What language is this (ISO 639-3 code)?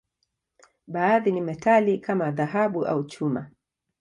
swa